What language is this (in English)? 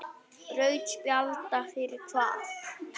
Icelandic